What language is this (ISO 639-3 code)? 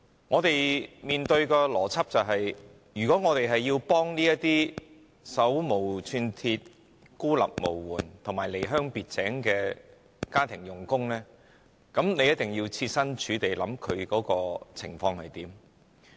yue